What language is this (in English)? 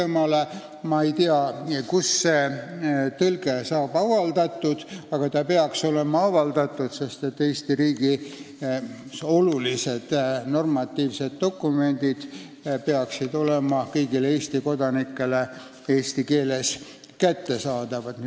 Estonian